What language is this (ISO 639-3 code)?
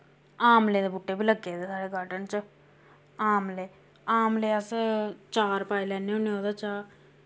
doi